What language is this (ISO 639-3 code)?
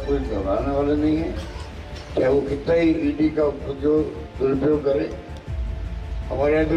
hin